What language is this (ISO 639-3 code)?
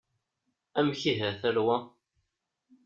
kab